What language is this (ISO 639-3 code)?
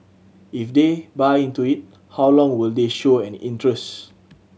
eng